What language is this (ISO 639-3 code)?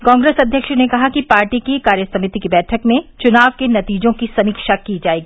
hin